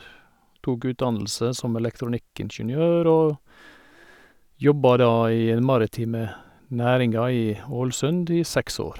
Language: Norwegian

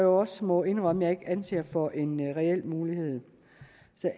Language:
Danish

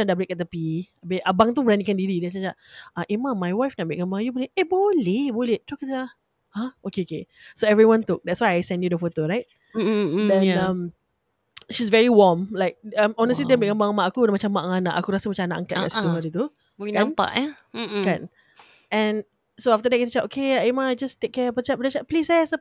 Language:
Malay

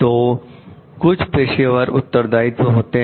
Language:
Hindi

